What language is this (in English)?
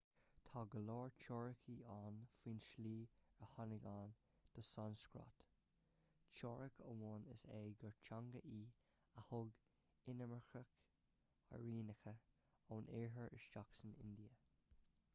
Irish